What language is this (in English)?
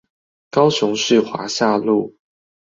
Chinese